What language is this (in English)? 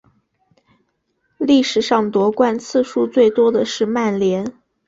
Chinese